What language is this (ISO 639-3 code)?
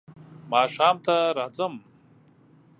pus